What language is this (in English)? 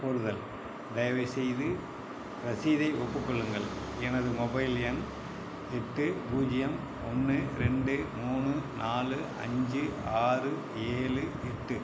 Tamil